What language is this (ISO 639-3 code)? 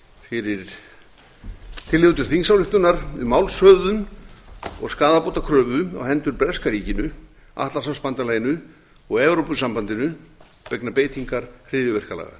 isl